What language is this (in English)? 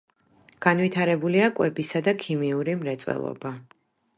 Georgian